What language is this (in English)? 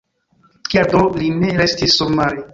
Esperanto